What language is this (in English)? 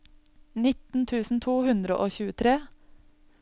Norwegian